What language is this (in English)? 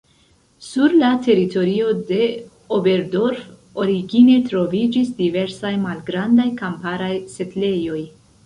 Esperanto